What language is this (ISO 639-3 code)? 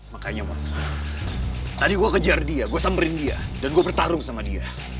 ind